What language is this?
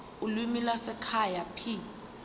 Zulu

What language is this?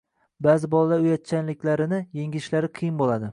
Uzbek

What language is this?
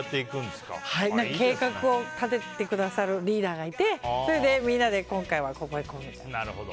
Japanese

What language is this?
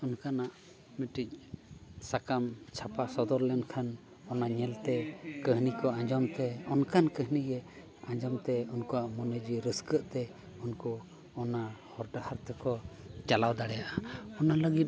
Santali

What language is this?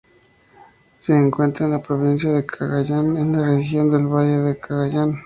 Spanish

